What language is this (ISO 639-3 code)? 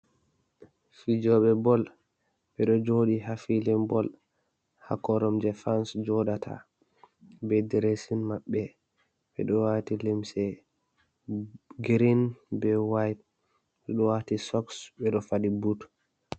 ful